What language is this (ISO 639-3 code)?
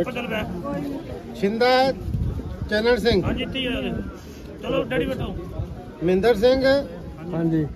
pan